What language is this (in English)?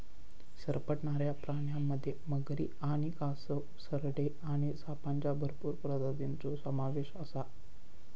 Marathi